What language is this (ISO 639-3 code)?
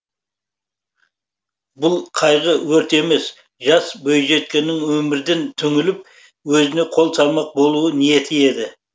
kaz